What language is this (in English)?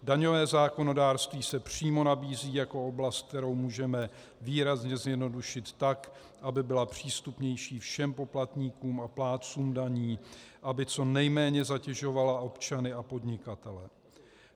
Czech